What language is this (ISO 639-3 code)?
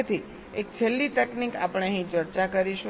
guj